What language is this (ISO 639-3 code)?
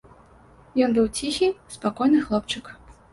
bel